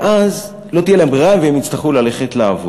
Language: Hebrew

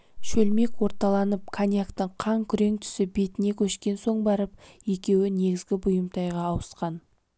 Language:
Kazakh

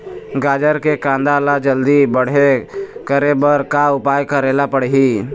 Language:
Chhattisgarhi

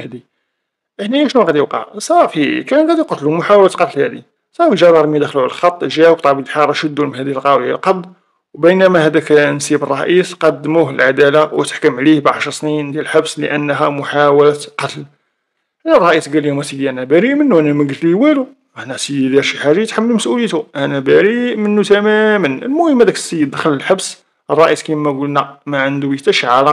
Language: Arabic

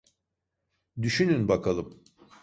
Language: Turkish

